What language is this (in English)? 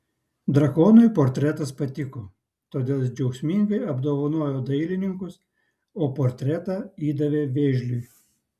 Lithuanian